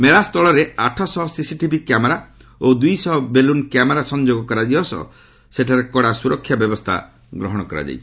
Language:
Odia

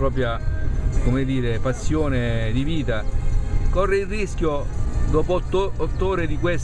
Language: Italian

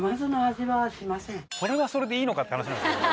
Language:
Japanese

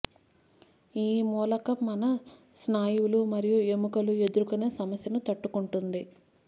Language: Telugu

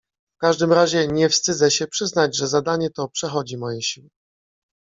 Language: Polish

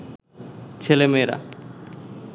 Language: Bangla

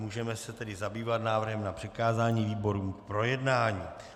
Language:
Czech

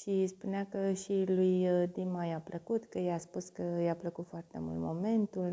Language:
Romanian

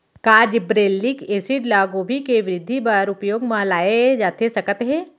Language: Chhattisgarhi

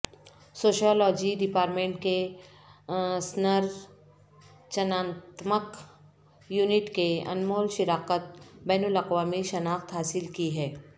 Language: Urdu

